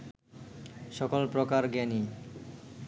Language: Bangla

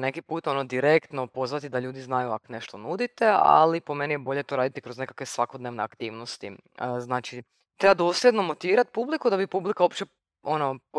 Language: Croatian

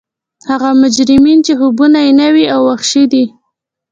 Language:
Pashto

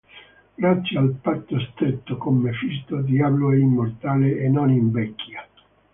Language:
Italian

